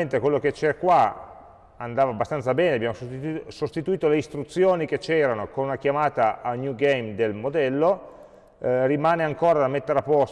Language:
Italian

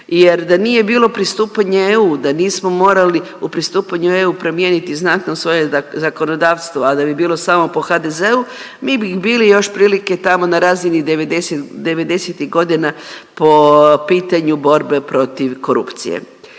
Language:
Croatian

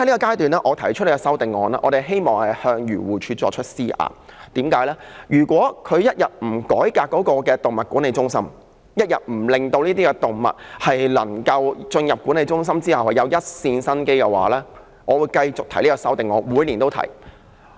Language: Cantonese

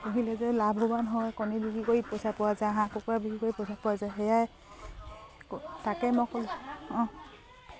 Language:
Assamese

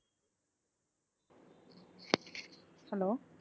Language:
Tamil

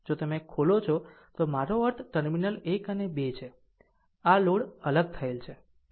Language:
Gujarati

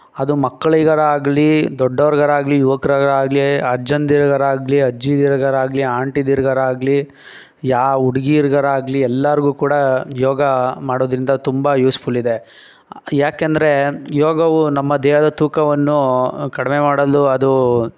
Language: Kannada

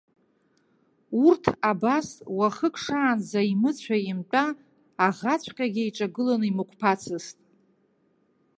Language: Abkhazian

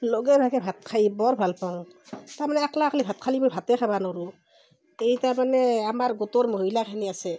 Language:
Assamese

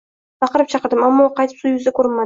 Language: Uzbek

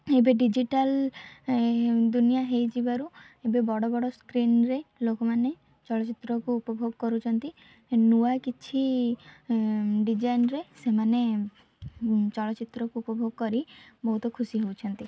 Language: Odia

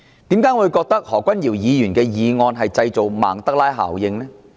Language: Cantonese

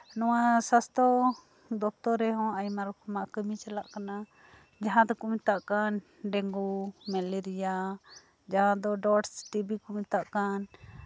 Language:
Santali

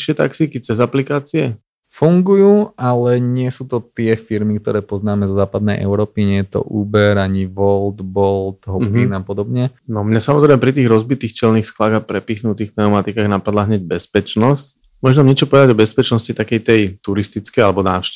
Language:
Slovak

